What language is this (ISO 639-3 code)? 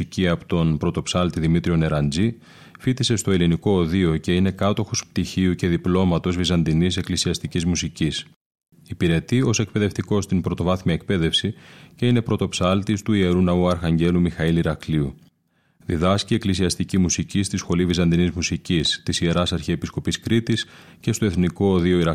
ell